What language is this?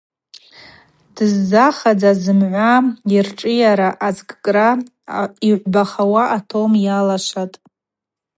Abaza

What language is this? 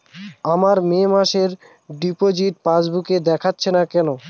Bangla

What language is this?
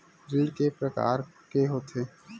Chhattisgarhi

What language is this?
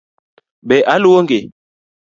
Luo (Kenya and Tanzania)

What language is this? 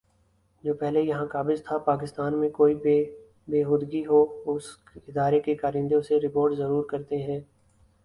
Urdu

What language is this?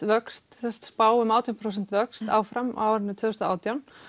Icelandic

